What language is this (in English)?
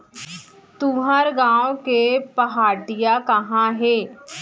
Chhattisgarhi